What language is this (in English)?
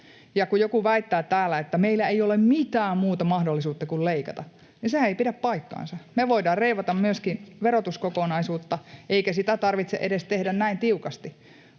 Finnish